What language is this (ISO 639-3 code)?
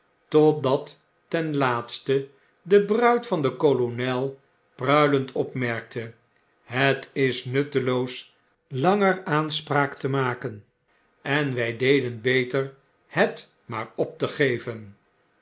nld